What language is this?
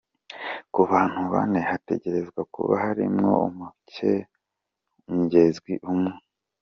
Kinyarwanda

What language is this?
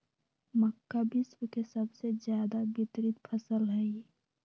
Magahi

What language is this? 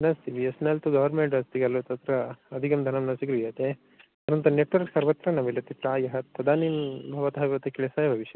Sanskrit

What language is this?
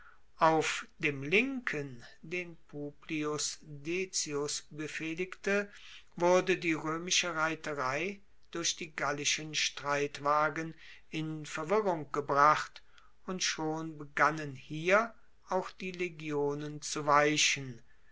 German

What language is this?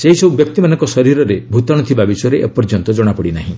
Odia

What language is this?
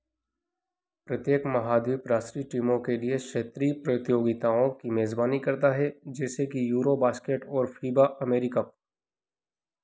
Hindi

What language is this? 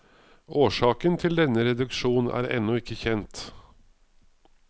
Norwegian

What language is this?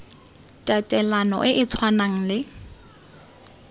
Tswana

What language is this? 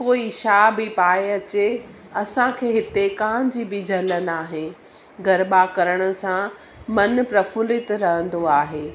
Sindhi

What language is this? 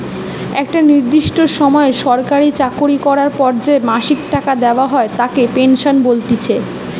Bangla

